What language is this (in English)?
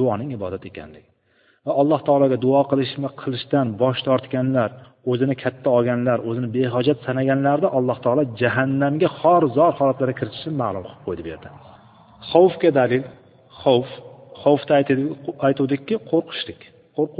Bulgarian